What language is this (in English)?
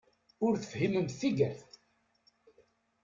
Kabyle